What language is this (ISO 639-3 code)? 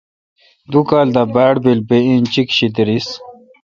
xka